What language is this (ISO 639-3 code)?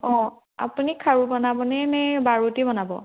asm